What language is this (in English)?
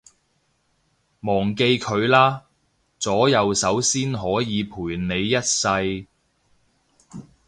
Cantonese